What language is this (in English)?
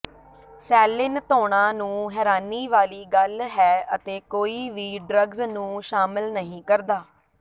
Punjabi